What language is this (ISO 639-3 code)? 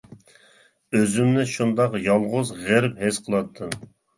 uig